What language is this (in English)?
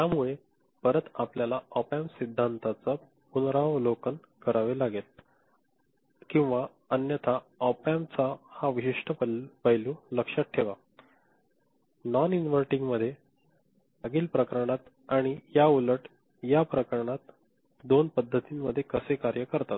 Marathi